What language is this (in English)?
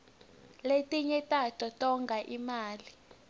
Swati